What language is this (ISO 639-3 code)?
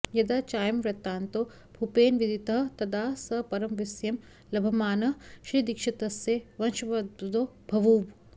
san